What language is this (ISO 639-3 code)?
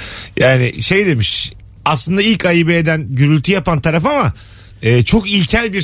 tur